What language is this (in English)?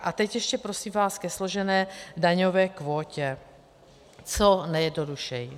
Czech